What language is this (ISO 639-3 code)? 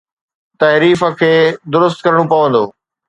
snd